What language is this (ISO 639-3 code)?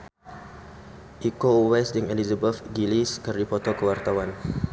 sun